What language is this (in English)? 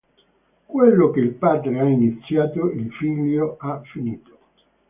Italian